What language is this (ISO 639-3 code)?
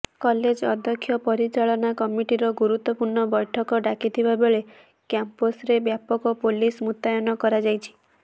ori